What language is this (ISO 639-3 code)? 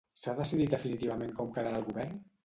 cat